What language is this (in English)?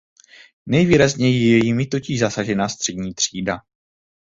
Czech